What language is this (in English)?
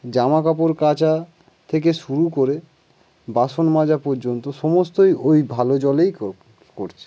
Bangla